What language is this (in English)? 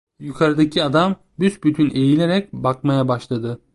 Turkish